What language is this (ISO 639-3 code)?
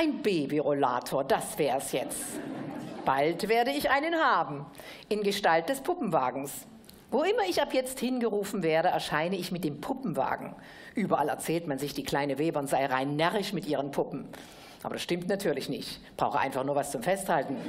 deu